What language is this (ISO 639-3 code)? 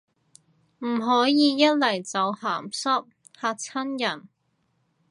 yue